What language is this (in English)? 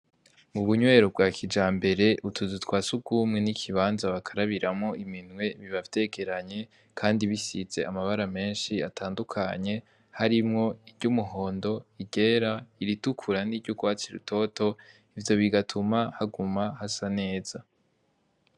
Rundi